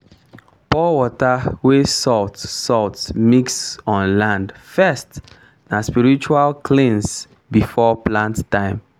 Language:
Nigerian Pidgin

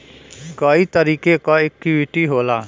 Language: Bhojpuri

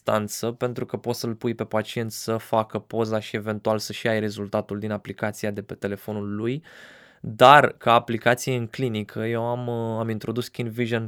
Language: Romanian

